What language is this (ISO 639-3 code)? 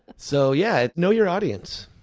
eng